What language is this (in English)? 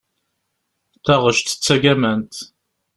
Kabyle